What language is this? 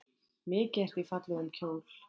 Icelandic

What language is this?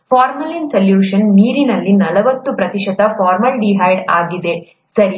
Kannada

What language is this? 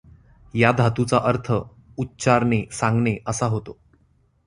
Marathi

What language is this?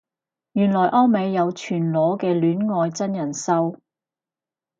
Cantonese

